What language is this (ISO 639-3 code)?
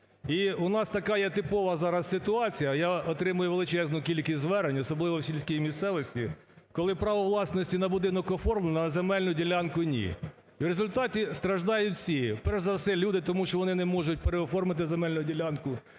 ukr